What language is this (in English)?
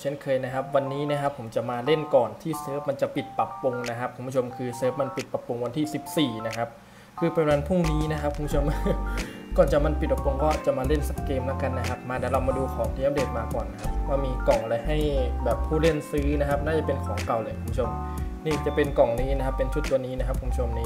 Thai